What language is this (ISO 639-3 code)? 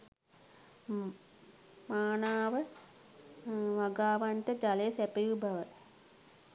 sin